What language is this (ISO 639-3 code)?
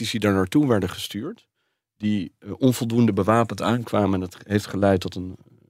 nld